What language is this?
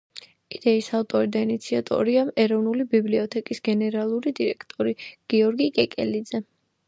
Georgian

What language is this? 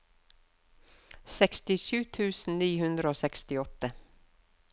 Norwegian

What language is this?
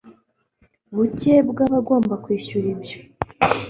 Kinyarwanda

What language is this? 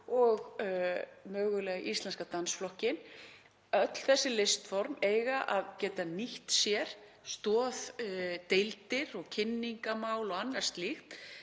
Icelandic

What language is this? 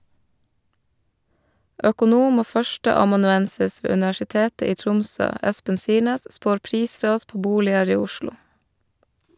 Norwegian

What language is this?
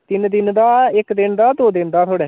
Dogri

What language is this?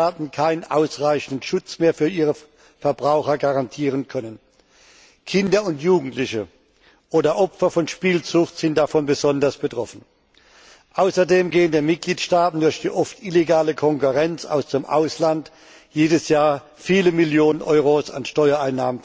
German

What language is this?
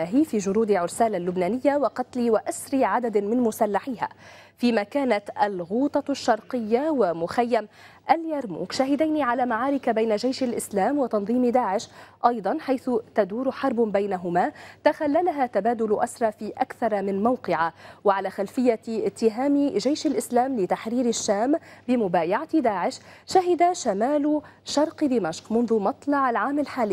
Arabic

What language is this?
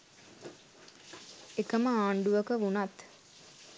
Sinhala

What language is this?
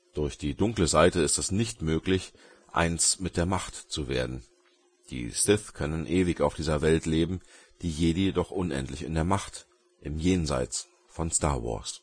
German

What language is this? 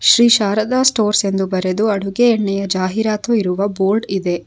Kannada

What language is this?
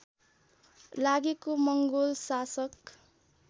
Nepali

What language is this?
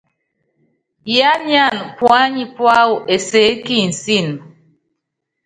Yangben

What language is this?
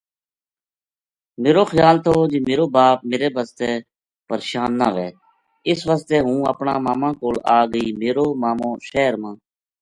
Gujari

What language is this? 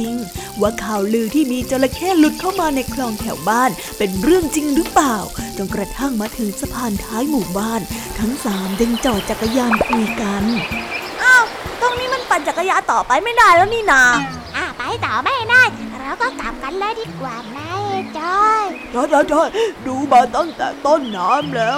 Thai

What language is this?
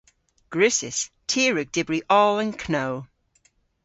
Cornish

